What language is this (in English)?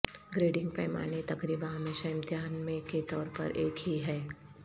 Urdu